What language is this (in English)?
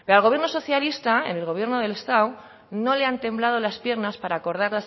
Spanish